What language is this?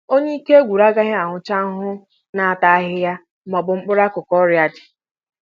Igbo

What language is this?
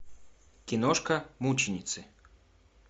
Russian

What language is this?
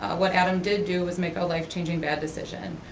English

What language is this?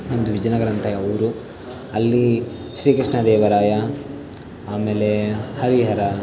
Kannada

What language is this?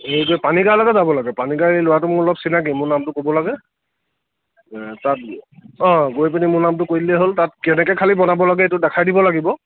Assamese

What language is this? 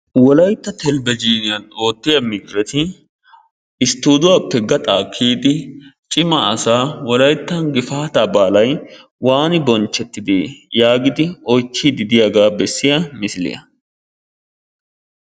Wolaytta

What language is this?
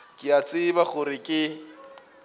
Northern Sotho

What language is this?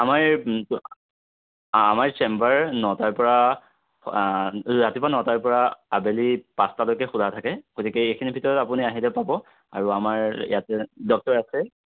Assamese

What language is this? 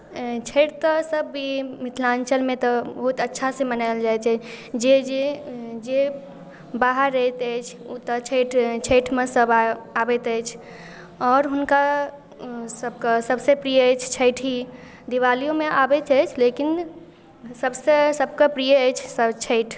Maithili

